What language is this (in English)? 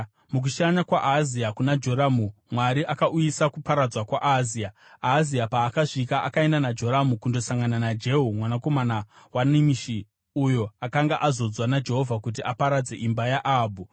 Shona